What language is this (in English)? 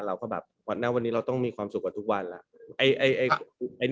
Thai